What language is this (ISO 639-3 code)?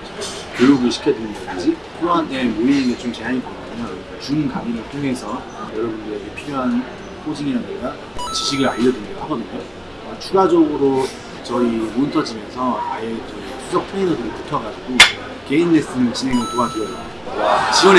kor